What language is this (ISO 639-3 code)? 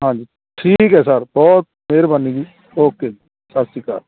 pan